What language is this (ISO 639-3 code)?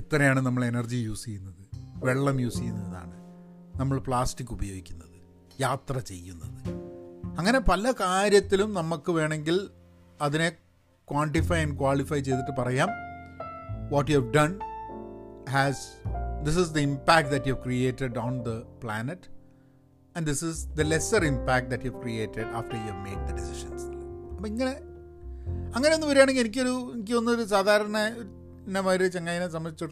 mal